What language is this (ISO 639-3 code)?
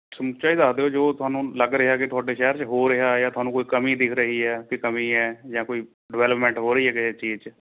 pan